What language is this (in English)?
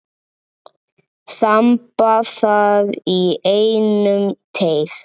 Icelandic